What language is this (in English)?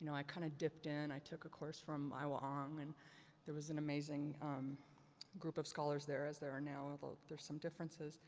English